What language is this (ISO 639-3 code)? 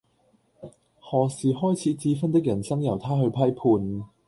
yue